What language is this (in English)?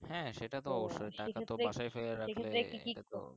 Bangla